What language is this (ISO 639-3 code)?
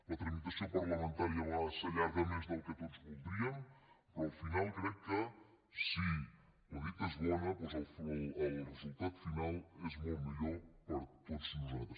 cat